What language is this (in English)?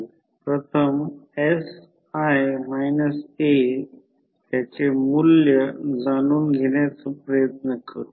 Marathi